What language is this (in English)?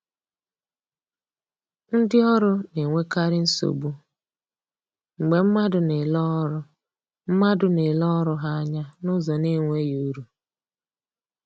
Igbo